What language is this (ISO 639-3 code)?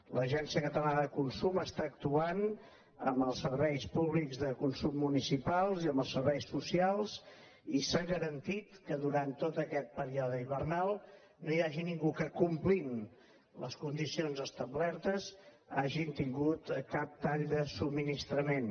cat